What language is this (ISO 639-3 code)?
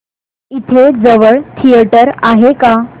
mar